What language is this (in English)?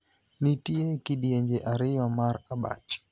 Luo (Kenya and Tanzania)